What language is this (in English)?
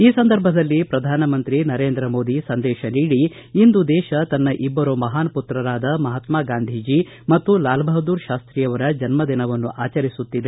Kannada